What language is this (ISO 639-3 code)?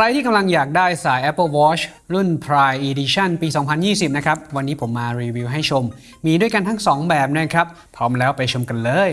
tha